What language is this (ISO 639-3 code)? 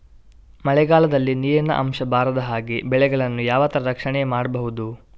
kan